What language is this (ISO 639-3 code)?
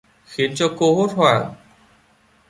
vie